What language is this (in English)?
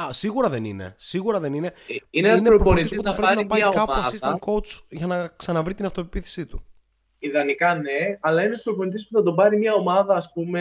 Greek